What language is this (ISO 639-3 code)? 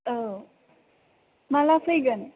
brx